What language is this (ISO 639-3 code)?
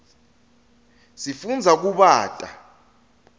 ssw